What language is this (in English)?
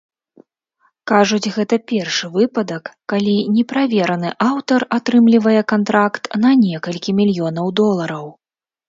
Belarusian